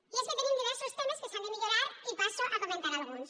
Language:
Catalan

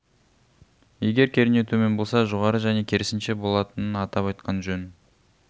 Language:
Kazakh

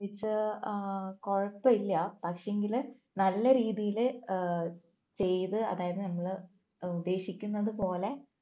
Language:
Malayalam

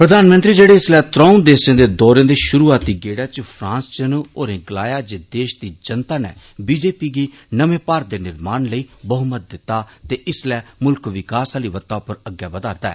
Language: Dogri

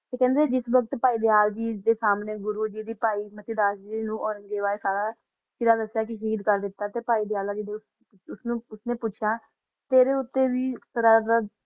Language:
Punjabi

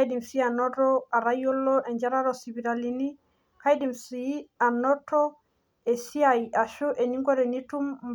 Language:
Masai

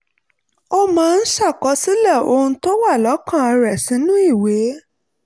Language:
Yoruba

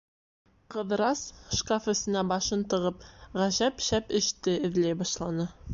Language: Bashkir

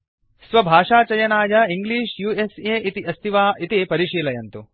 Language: Sanskrit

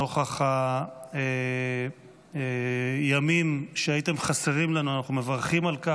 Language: Hebrew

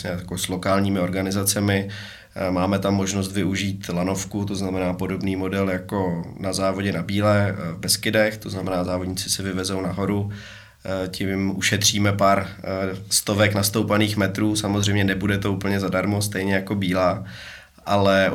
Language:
Czech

